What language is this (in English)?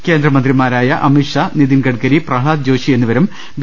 Malayalam